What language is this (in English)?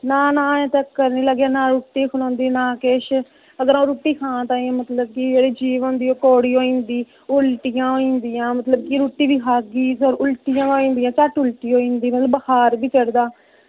Dogri